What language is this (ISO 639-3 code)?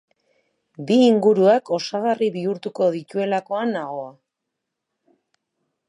eus